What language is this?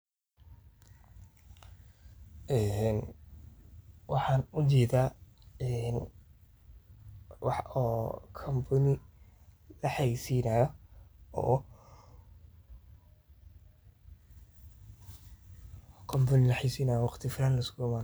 Somali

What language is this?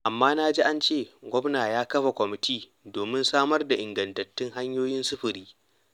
Hausa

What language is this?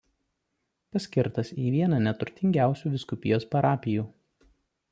Lithuanian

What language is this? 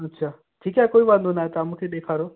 Sindhi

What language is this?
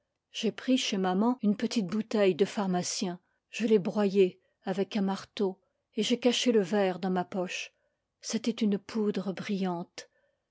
French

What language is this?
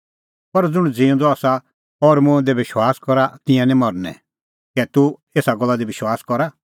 Kullu Pahari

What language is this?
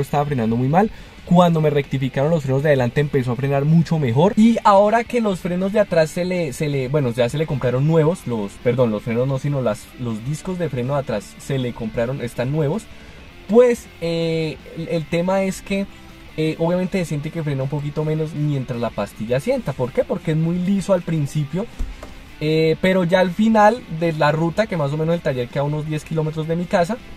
Spanish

